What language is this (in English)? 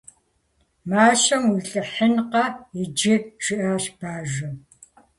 Kabardian